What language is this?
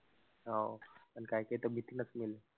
Marathi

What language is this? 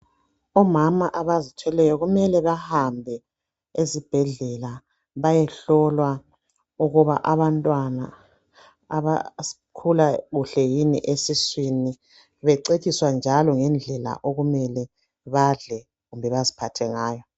North Ndebele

